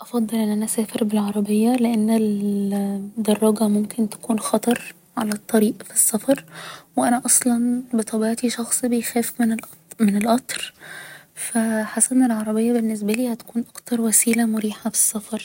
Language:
Egyptian Arabic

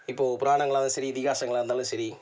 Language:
Tamil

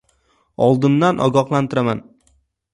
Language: Uzbek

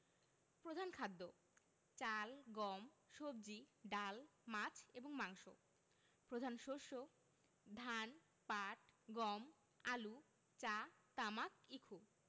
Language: Bangla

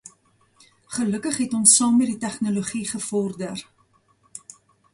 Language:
Afrikaans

